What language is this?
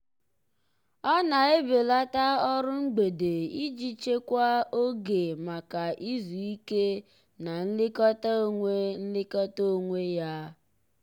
Igbo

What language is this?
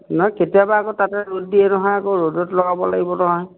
Assamese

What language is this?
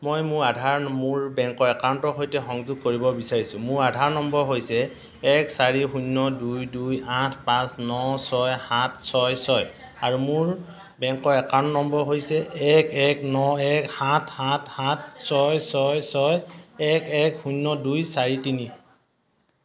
Assamese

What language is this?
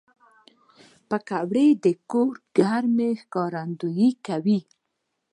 Pashto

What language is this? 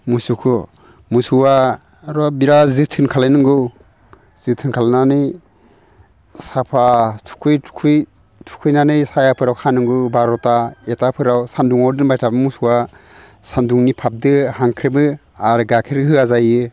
Bodo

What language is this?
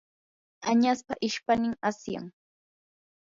Yanahuanca Pasco Quechua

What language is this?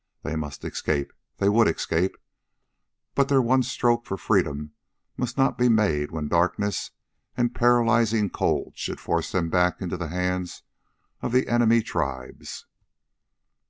English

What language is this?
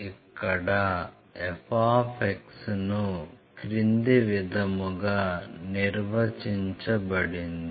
Telugu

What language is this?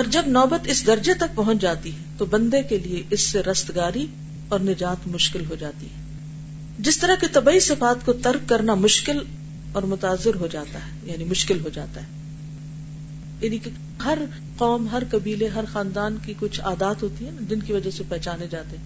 Urdu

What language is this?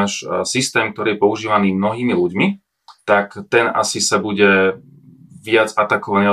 Slovak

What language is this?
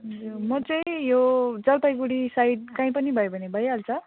Nepali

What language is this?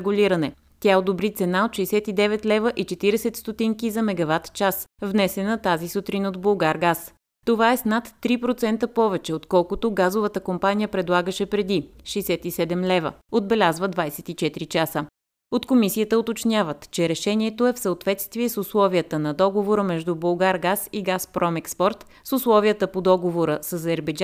Bulgarian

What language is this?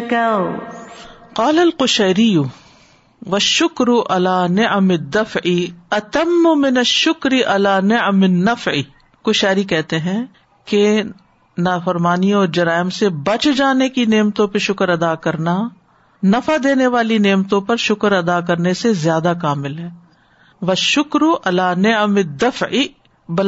Urdu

